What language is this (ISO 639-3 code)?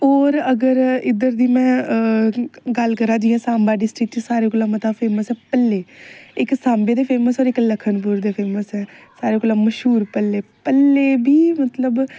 doi